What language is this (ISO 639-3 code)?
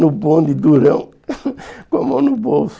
por